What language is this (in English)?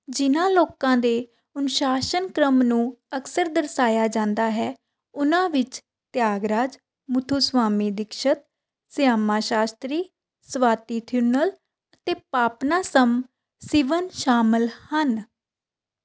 Punjabi